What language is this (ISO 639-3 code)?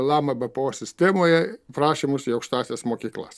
lit